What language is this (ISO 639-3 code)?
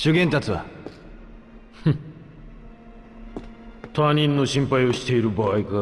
jpn